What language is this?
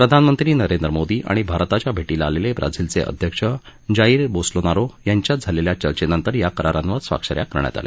Marathi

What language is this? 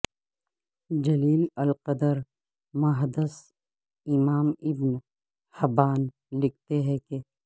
Urdu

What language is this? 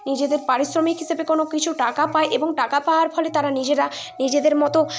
Bangla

